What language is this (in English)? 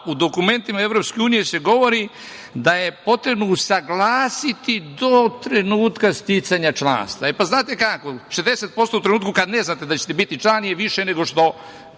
Serbian